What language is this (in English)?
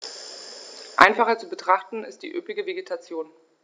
German